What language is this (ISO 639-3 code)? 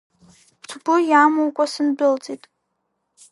abk